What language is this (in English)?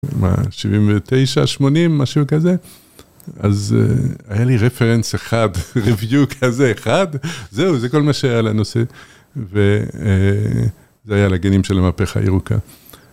Hebrew